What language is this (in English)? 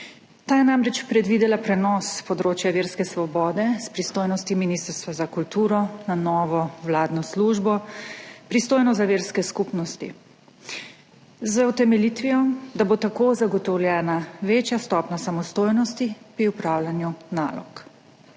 Slovenian